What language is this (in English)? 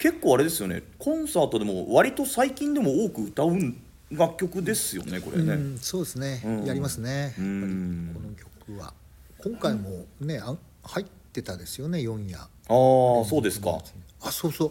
Japanese